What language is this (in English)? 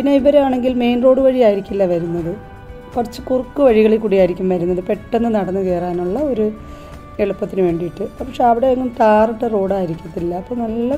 Turkish